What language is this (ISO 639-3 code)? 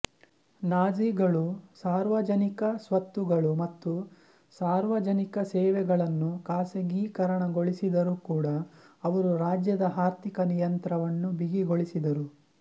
kan